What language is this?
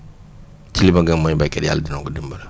Wolof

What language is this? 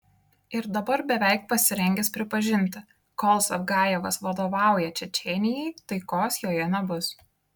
Lithuanian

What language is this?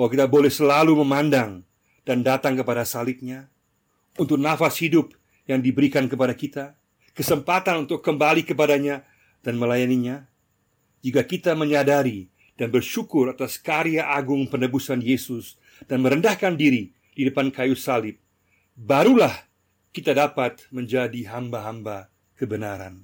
Indonesian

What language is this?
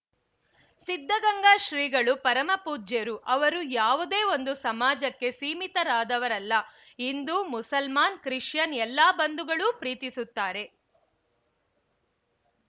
Kannada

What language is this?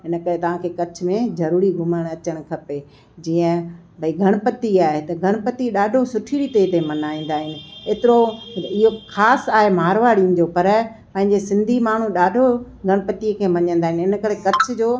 Sindhi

